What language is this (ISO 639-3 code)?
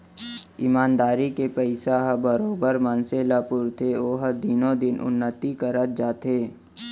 hne